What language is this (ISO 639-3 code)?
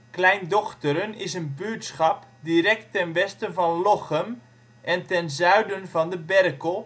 nld